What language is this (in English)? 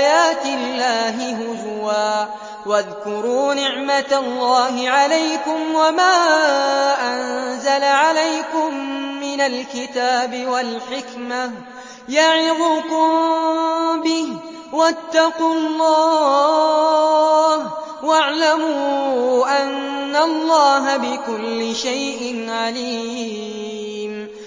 Arabic